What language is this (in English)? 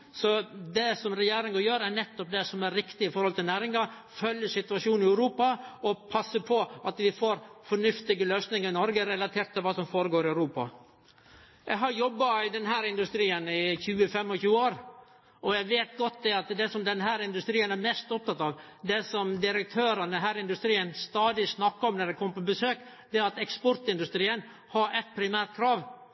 Norwegian Nynorsk